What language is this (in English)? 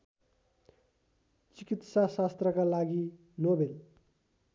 Nepali